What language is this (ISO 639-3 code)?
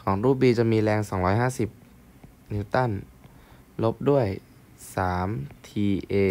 tha